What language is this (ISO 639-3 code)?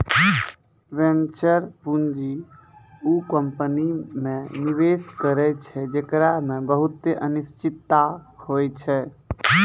mai